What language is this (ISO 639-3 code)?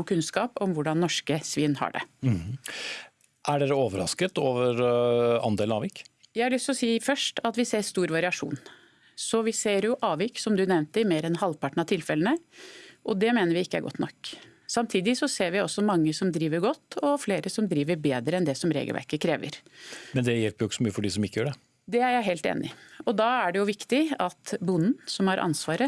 nor